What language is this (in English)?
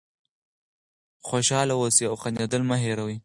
Pashto